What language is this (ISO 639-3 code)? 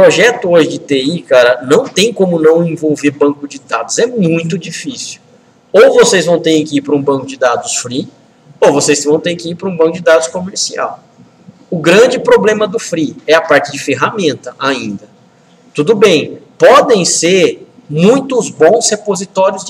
por